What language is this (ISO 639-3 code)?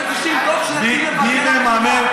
heb